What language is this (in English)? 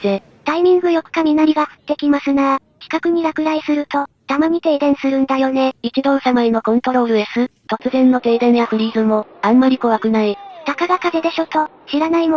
Japanese